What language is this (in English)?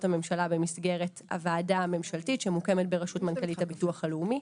Hebrew